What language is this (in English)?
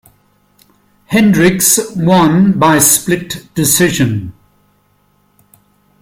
English